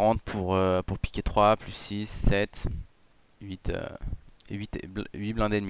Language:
French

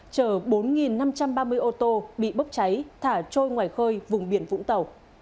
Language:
Vietnamese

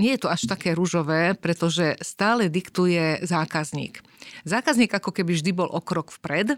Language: Slovak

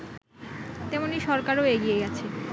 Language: Bangla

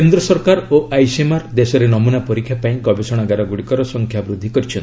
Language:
Odia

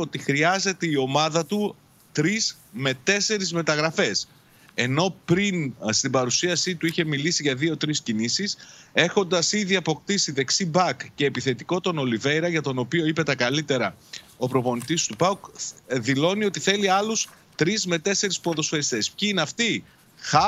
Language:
Greek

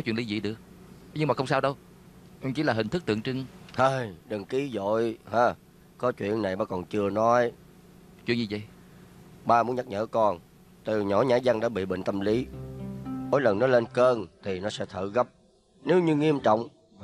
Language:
Vietnamese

